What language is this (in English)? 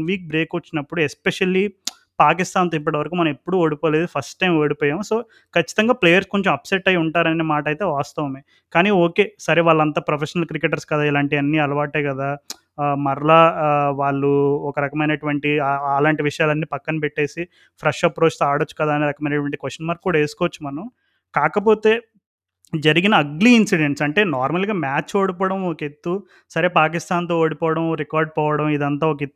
Telugu